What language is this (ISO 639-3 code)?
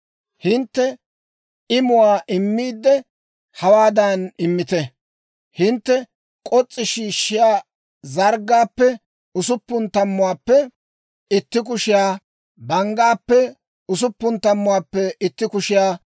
dwr